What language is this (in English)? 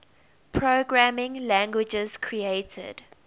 English